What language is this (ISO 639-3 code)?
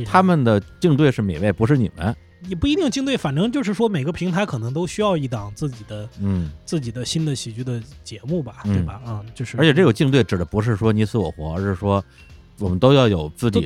zho